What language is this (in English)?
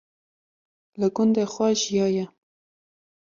Kurdish